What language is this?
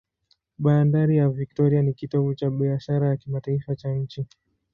Swahili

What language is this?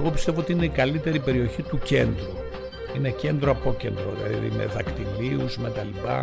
Greek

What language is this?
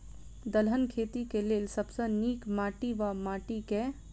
Maithili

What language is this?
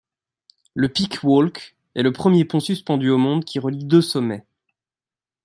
French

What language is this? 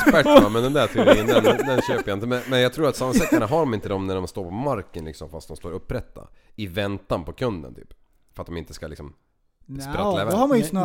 Swedish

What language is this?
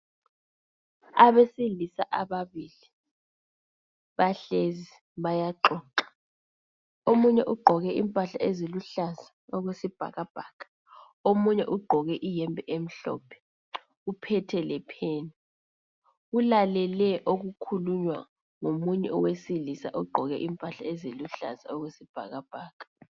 North Ndebele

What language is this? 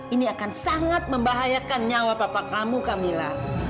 Indonesian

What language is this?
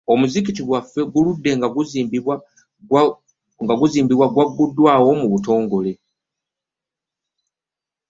Ganda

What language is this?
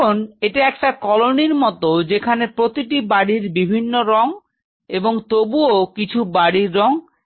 Bangla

